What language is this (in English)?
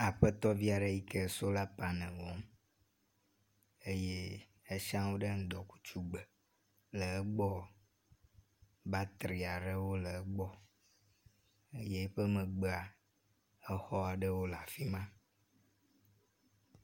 Ewe